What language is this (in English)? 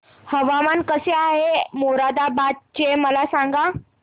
Marathi